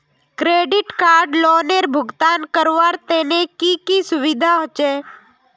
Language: Magahi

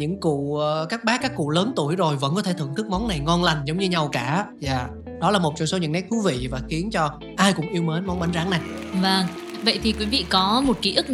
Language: Vietnamese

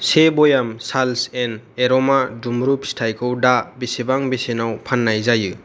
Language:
Bodo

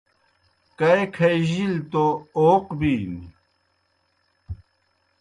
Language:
Kohistani Shina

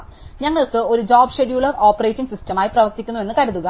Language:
Malayalam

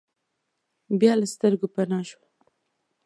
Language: Pashto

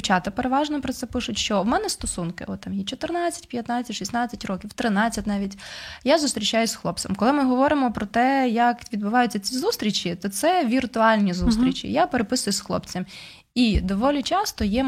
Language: Ukrainian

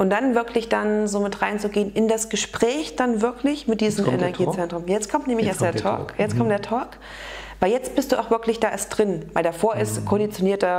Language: German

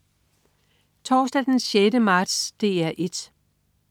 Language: Danish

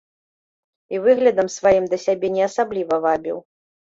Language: Belarusian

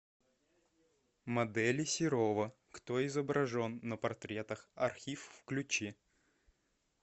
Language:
Russian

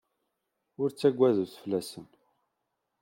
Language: Kabyle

